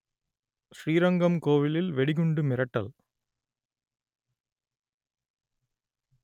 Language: Tamil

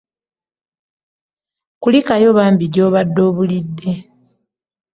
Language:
Ganda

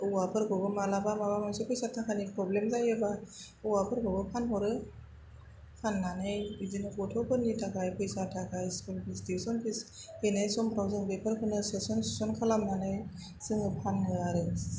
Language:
Bodo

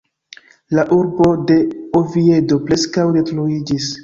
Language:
Esperanto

